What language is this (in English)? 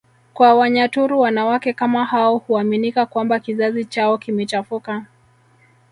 Swahili